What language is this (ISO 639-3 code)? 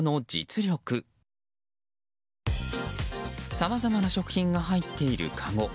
jpn